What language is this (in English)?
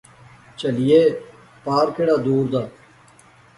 Pahari-Potwari